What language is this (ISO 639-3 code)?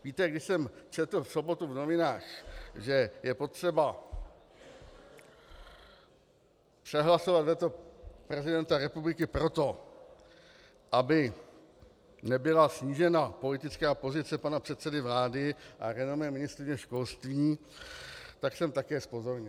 ces